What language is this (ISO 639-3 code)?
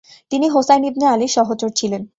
ben